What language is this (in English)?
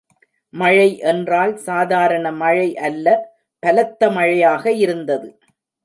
Tamil